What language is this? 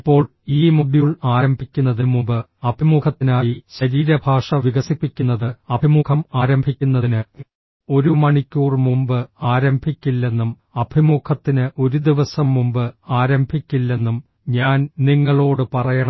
Malayalam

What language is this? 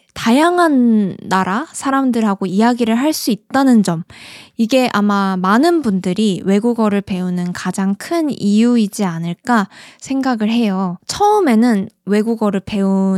Korean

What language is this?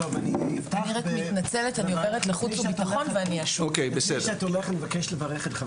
Hebrew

